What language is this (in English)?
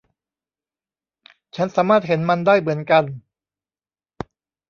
Thai